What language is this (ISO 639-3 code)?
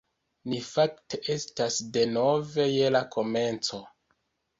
epo